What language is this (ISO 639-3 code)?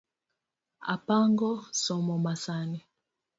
luo